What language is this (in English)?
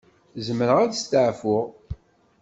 Kabyle